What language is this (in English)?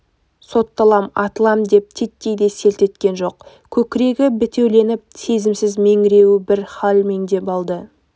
Kazakh